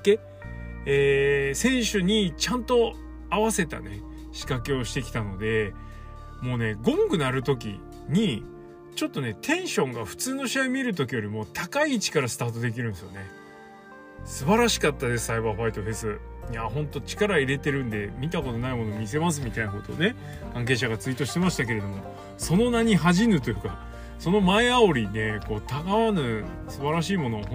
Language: Japanese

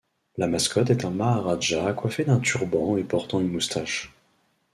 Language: French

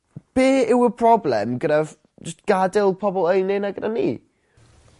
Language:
Welsh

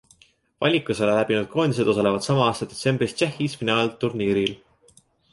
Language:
Estonian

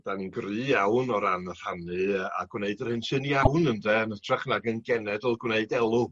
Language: Welsh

